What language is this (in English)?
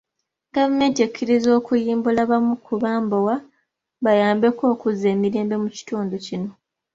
Ganda